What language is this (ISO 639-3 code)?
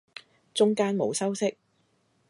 yue